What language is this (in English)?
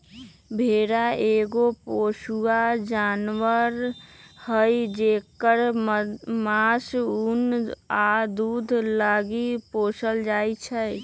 Magahi